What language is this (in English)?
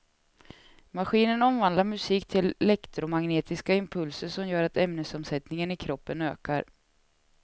Swedish